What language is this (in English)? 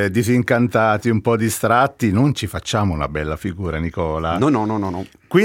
Italian